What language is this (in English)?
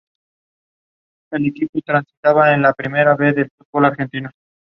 Spanish